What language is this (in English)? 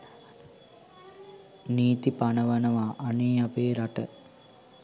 Sinhala